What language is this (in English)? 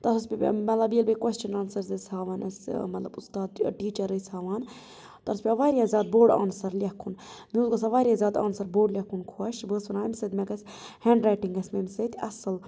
Kashmiri